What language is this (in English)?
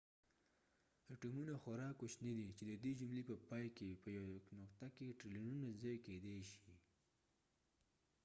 Pashto